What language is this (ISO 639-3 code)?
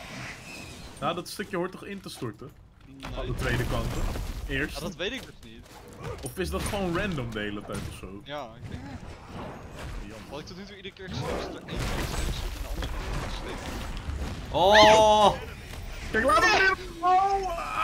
nld